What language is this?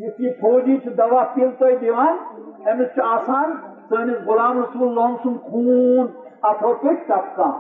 Urdu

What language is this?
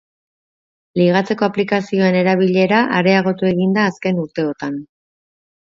Basque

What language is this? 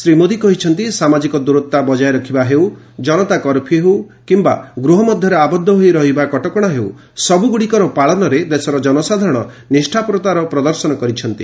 Odia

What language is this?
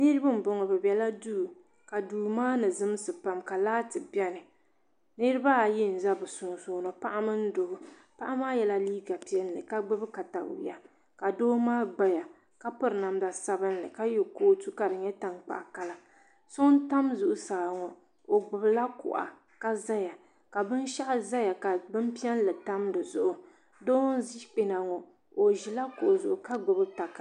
Dagbani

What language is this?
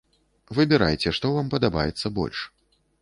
Belarusian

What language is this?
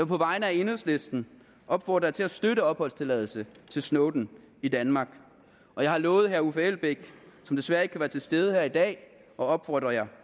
Danish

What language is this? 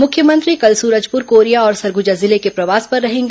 Hindi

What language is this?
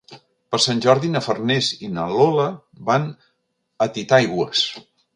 Catalan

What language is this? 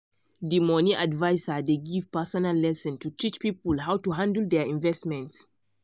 Nigerian Pidgin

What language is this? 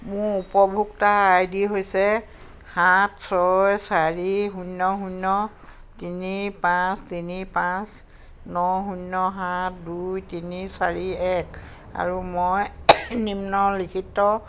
Assamese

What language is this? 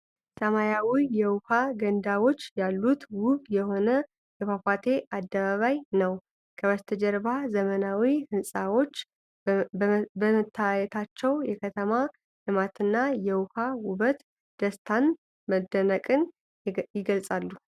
Amharic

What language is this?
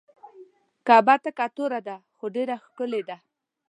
Pashto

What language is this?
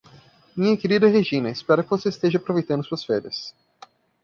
Portuguese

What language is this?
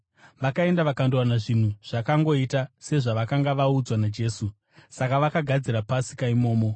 Shona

